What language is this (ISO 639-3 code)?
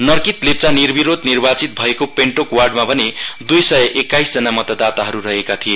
nep